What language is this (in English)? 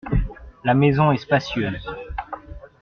French